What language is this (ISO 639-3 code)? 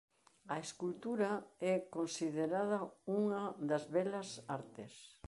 glg